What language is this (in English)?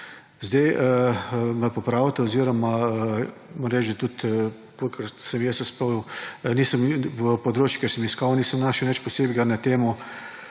Slovenian